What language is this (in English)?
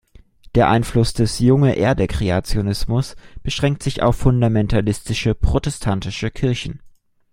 German